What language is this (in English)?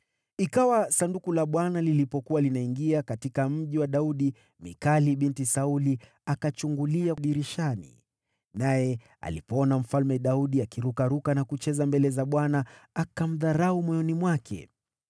Swahili